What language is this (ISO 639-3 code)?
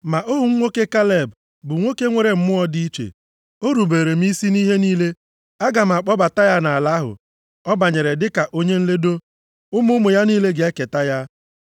ibo